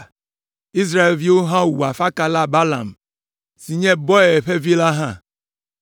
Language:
Ewe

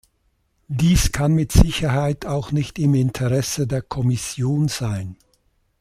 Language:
German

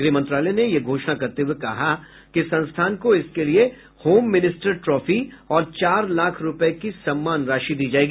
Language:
Hindi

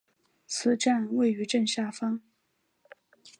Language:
Chinese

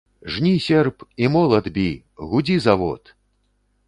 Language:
Belarusian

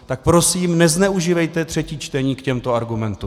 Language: Czech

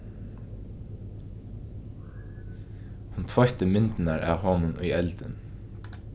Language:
Faroese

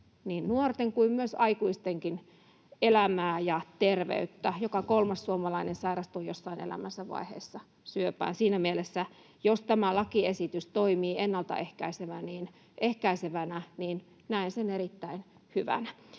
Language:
Finnish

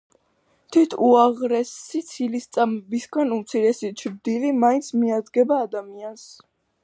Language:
Georgian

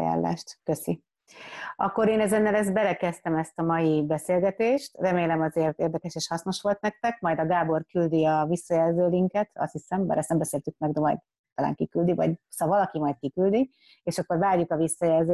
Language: Hungarian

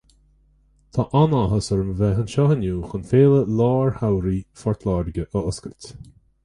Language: Irish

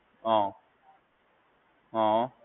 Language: Gujarati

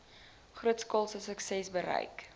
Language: Afrikaans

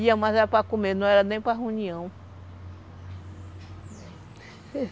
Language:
Portuguese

